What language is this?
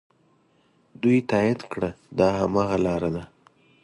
Pashto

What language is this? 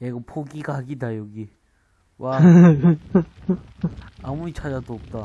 Korean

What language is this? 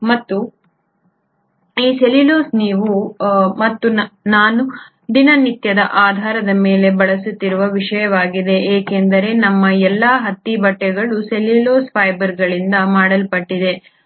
Kannada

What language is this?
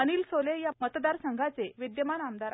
Marathi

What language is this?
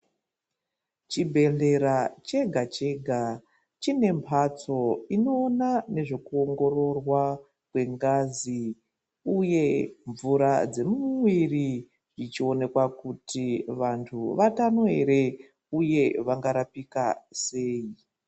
Ndau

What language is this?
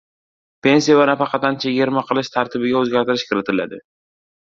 Uzbek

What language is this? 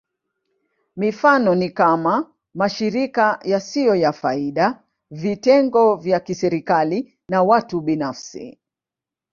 Swahili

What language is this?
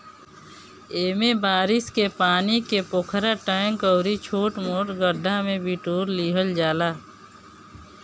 Bhojpuri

